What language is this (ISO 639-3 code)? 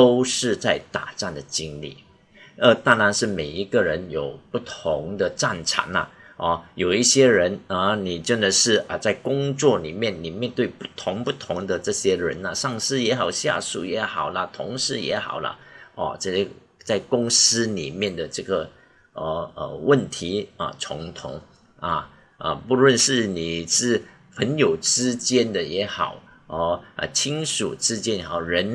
zho